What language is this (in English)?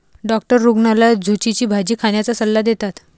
Marathi